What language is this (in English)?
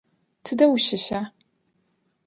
Adyghe